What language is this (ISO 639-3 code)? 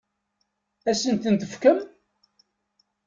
kab